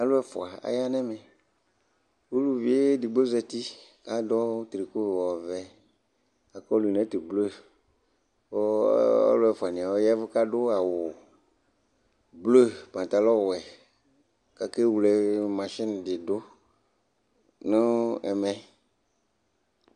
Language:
Ikposo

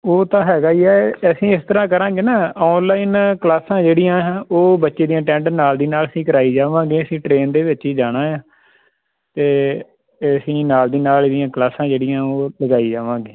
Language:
Punjabi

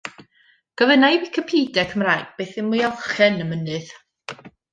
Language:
Welsh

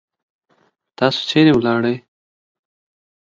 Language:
Pashto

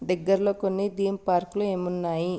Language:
Telugu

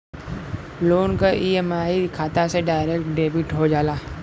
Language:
Bhojpuri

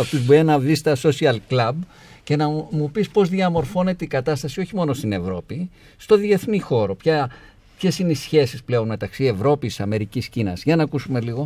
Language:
Greek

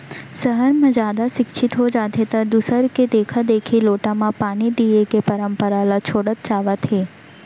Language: Chhattisgarhi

